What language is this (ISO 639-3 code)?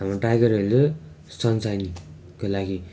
nep